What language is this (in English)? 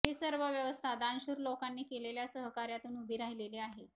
Marathi